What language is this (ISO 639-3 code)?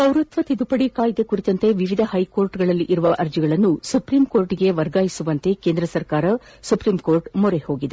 kan